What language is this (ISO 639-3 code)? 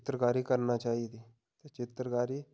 doi